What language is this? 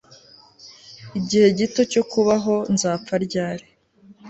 Kinyarwanda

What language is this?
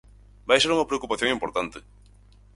Galician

